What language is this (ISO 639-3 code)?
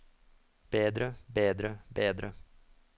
nor